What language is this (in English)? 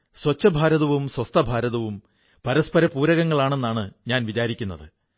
Malayalam